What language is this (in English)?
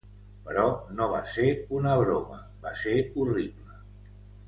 Catalan